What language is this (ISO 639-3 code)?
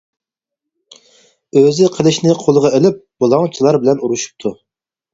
uig